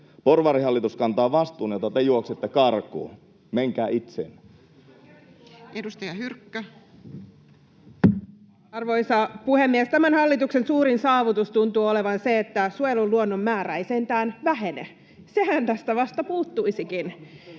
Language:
Finnish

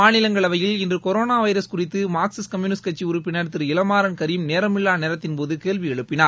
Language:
Tamil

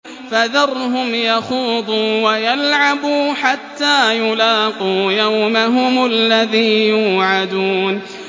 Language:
Arabic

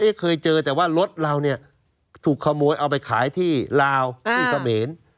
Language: Thai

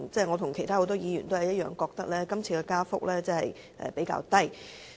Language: Cantonese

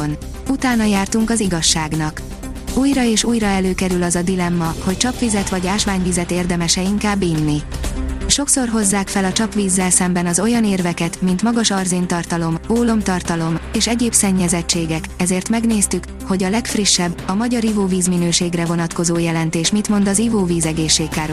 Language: Hungarian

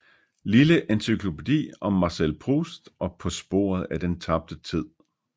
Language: Danish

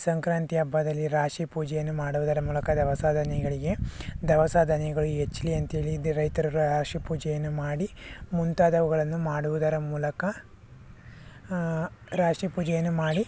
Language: Kannada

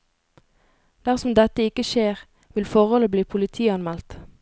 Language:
Norwegian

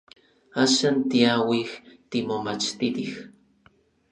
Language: Orizaba Nahuatl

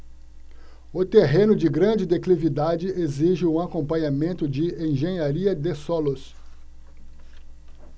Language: Portuguese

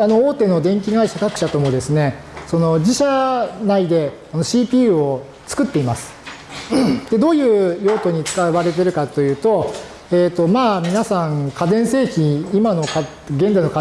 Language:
Japanese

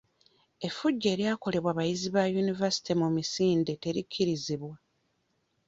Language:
Ganda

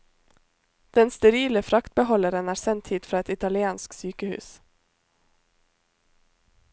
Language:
Norwegian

